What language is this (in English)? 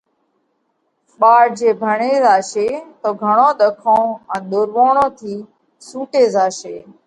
Parkari Koli